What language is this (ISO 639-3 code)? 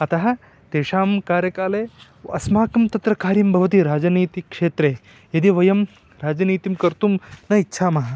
san